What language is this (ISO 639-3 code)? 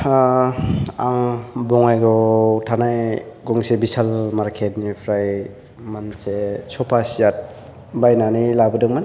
brx